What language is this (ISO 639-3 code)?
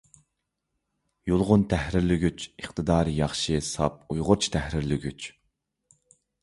uig